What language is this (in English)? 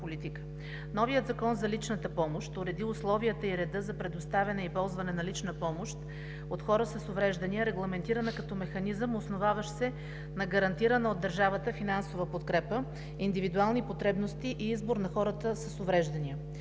Bulgarian